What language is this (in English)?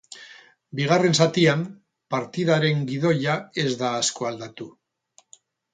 Basque